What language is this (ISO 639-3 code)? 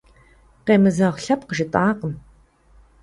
kbd